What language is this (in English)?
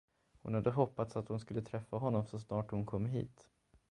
Swedish